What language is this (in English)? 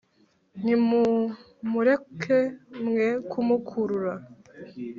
Kinyarwanda